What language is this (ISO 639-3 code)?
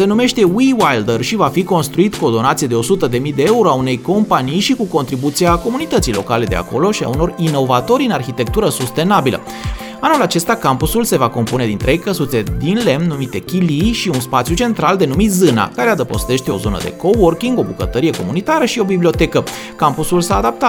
ron